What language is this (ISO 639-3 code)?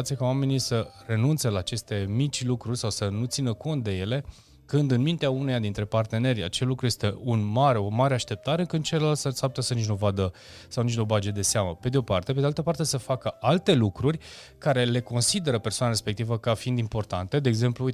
ron